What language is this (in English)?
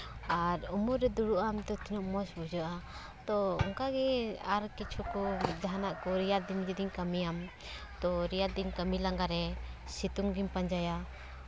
Santali